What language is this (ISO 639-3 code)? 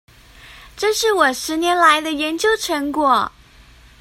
zho